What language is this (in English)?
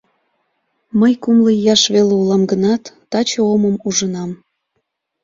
Mari